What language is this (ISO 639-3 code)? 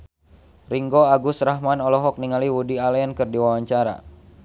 sun